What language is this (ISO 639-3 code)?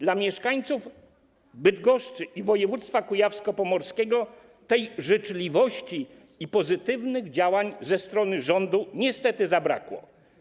pol